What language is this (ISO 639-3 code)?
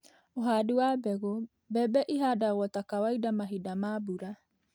kik